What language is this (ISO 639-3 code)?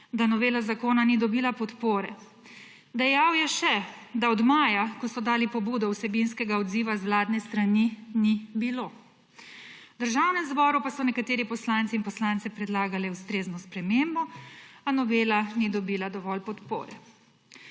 slv